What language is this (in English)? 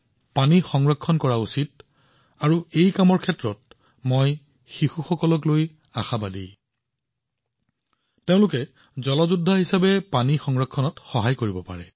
Assamese